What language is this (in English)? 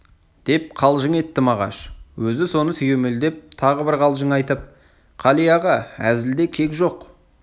Kazakh